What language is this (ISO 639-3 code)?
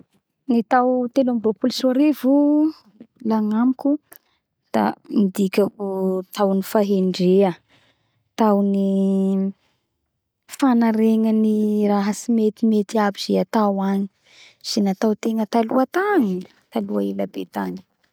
bhr